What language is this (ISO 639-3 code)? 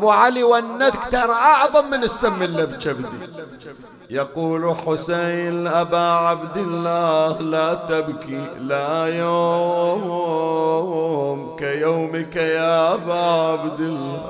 ara